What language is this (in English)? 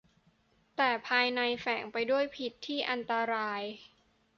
Thai